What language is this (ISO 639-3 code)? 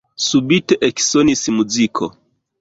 epo